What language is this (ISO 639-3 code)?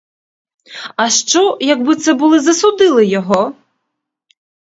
ukr